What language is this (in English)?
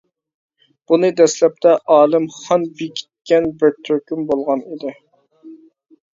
Uyghur